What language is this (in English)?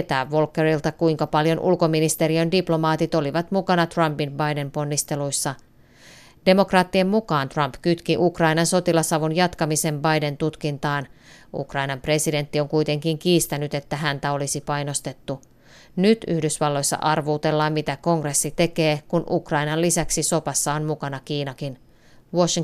Finnish